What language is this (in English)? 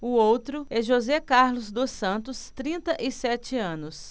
Portuguese